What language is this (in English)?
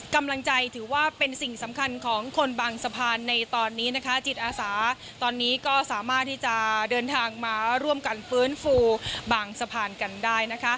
Thai